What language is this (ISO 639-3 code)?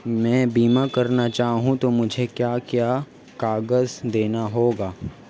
hin